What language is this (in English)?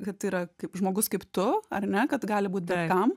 Lithuanian